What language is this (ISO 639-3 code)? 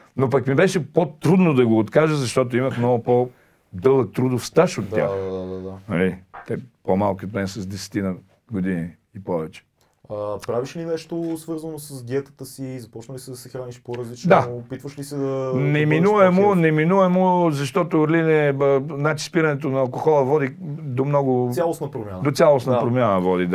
bul